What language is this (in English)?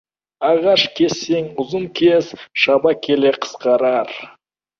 Kazakh